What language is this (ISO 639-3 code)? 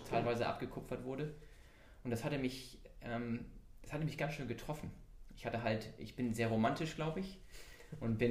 deu